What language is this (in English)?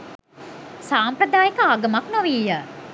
Sinhala